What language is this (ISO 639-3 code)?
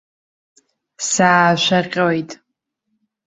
abk